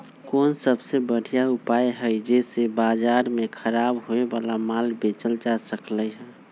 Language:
Magahi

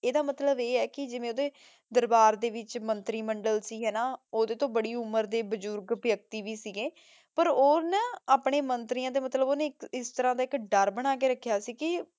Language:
Punjabi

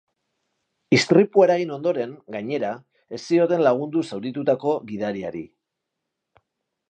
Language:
Basque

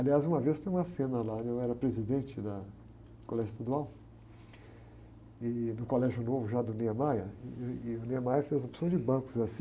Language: Portuguese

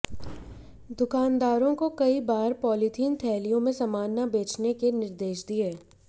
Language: Hindi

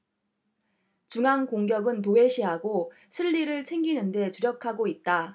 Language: Korean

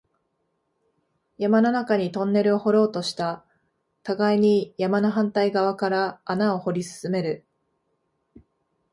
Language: Japanese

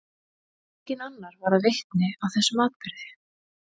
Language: Icelandic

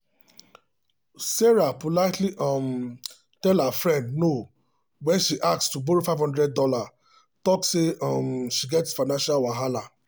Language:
Nigerian Pidgin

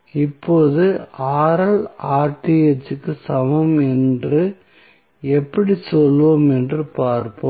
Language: Tamil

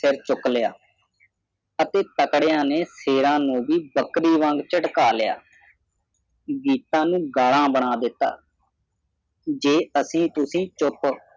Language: Punjabi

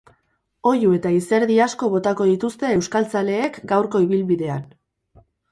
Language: Basque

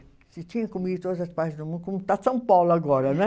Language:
Portuguese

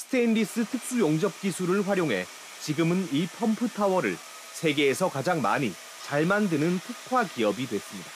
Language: Korean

